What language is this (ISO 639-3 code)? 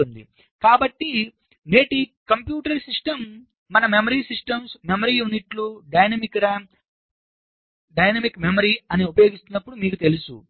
tel